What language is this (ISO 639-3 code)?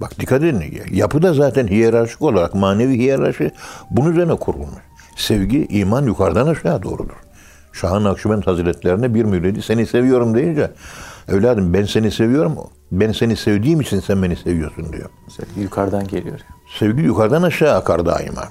tur